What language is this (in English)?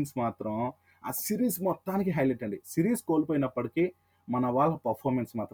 Telugu